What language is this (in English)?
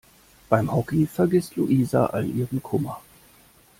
German